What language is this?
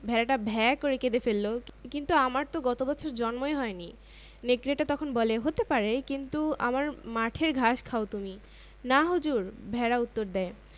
Bangla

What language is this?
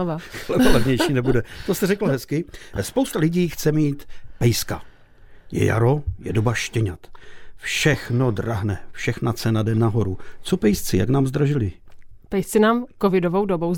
Czech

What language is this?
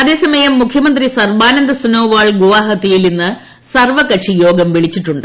Malayalam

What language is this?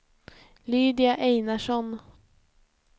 Swedish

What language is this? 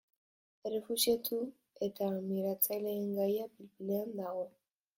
Basque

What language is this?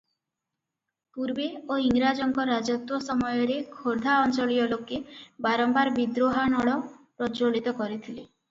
Odia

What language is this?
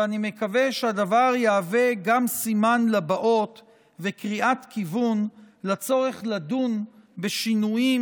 Hebrew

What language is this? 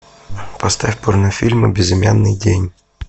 Russian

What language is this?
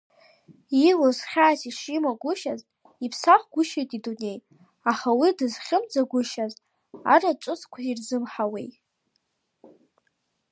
Abkhazian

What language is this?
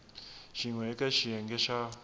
Tsonga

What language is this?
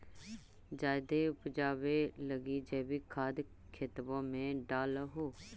Magahi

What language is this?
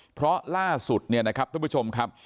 Thai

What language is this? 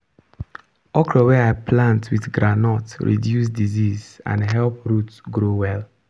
Nigerian Pidgin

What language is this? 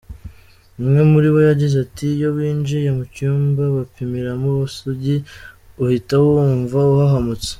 Kinyarwanda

